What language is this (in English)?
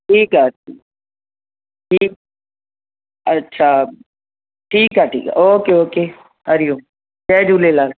Sindhi